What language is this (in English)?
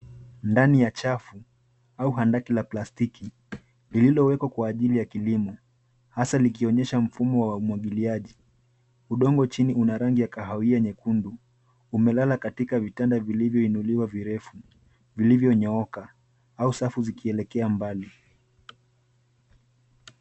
Swahili